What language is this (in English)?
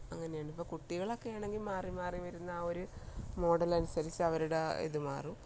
Malayalam